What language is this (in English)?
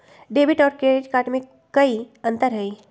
Magahi